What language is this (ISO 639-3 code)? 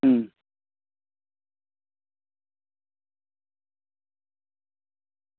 guj